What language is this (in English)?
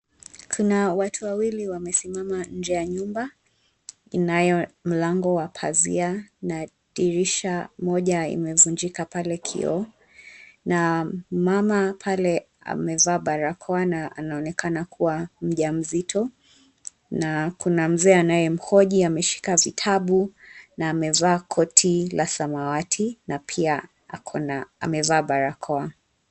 Swahili